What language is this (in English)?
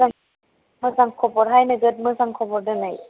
Bodo